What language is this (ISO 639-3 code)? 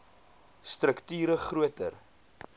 afr